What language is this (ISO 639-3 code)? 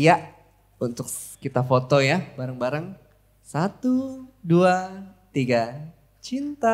ind